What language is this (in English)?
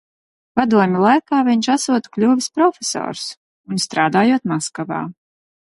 Latvian